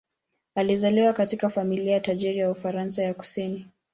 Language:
Swahili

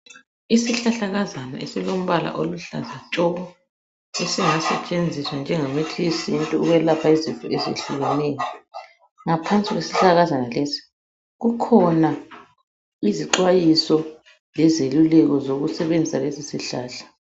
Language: North Ndebele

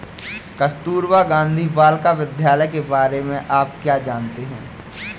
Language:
Hindi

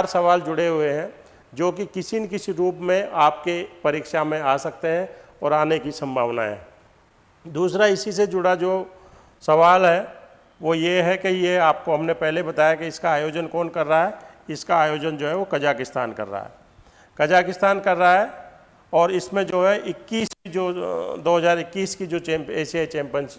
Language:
Hindi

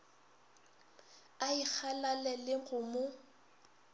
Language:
Northern Sotho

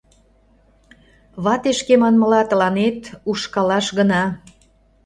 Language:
Mari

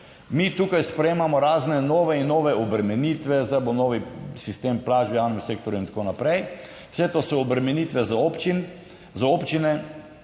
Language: Slovenian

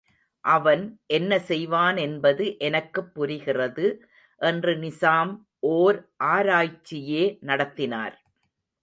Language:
Tamil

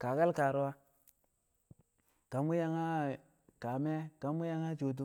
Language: Kamo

